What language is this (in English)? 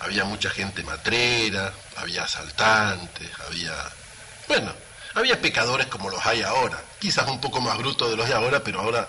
Spanish